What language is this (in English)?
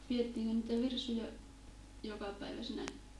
Finnish